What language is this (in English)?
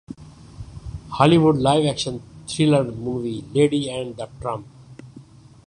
Urdu